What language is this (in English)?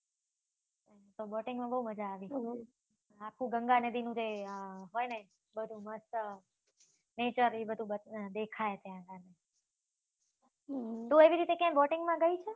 Gujarati